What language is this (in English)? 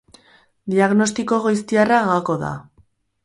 Basque